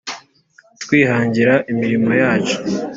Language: Kinyarwanda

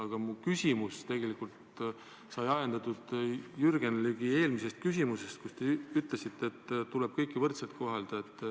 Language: Estonian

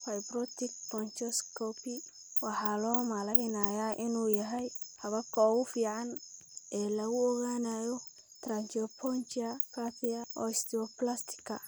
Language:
Somali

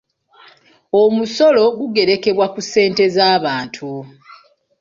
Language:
Ganda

